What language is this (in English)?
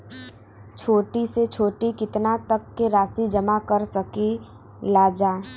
Bhojpuri